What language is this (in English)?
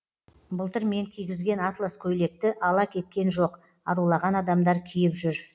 Kazakh